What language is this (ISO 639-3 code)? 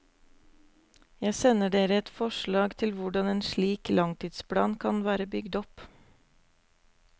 nor